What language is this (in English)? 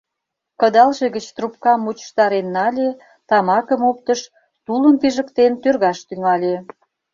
Mari